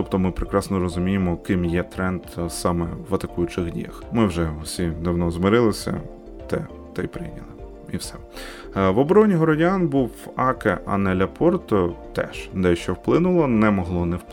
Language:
Ukrainian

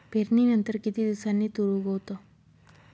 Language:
Marathi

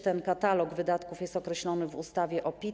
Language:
Polish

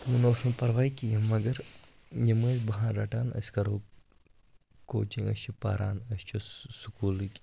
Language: Kashmiri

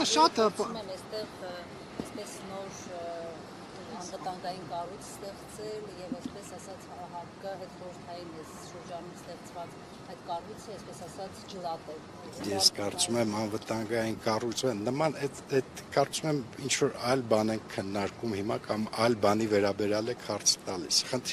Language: Romanian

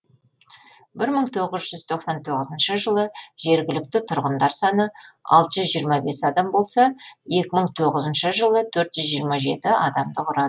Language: Kazakh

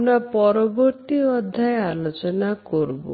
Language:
Bangla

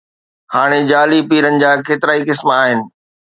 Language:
Sindhi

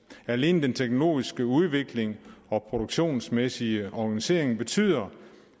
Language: Danish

